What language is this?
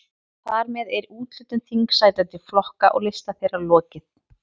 Icelandic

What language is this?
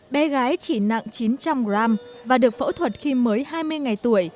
Vietnamese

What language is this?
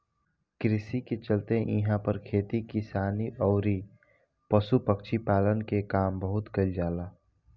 Bhojpuri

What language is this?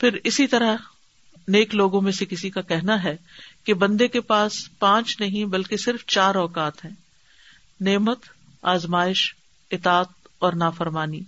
Urdu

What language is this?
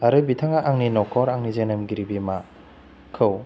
Bodo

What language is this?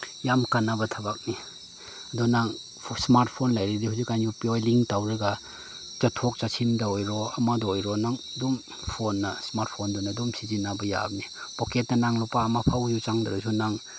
Manipuri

